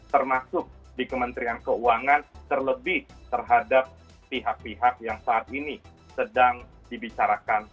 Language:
Indonesian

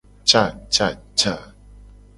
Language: Gen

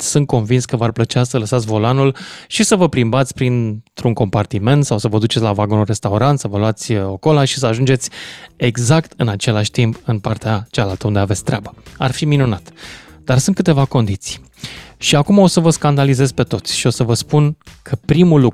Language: Romanian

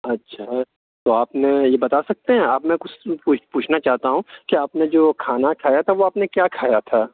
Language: Urdu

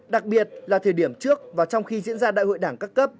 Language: Vietnamese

